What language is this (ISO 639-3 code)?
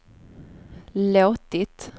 swe